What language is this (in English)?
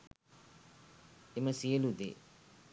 Sinhala